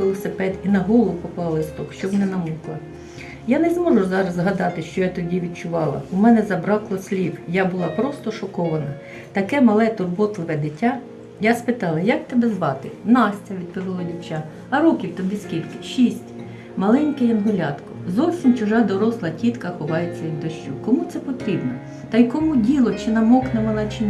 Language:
Ukrainian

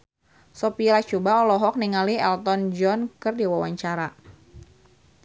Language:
Sundanese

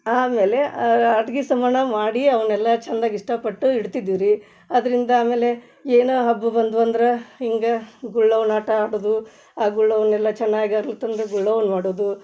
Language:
Kannada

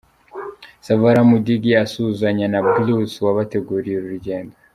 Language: Kinyarwanda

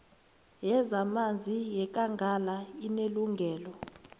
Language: South Ndebele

